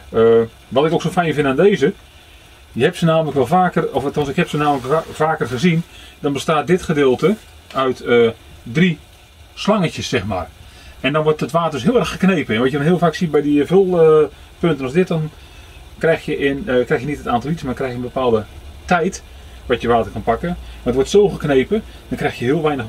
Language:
Dutch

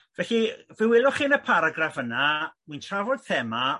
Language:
Welsh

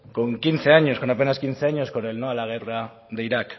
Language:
Spanish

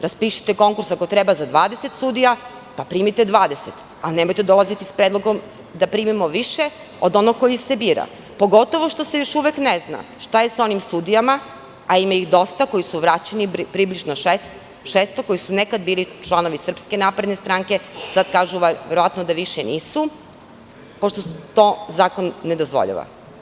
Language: Serbian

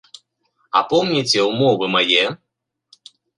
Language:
Belarusian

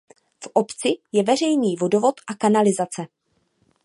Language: Czech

